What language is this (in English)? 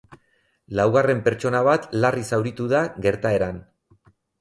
Basque